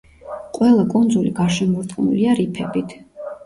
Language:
Georgian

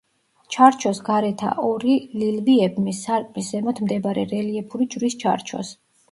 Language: Georgian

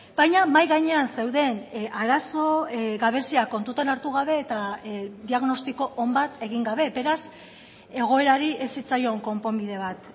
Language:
Basque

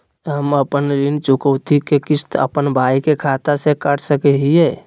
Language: Magahi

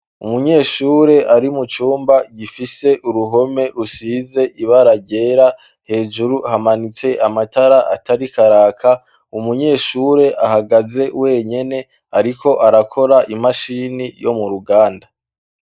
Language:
Rundi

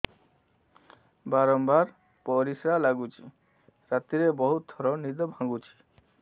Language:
Odia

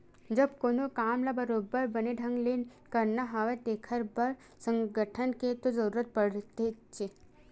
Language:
Chhattisgarhi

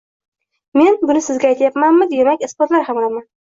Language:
Uzbek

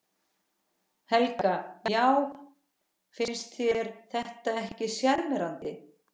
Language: Icelandic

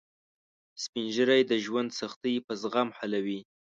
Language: Pashto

